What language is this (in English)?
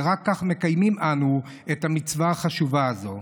Hebrew